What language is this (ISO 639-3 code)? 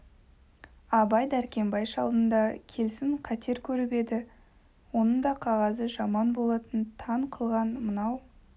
kaz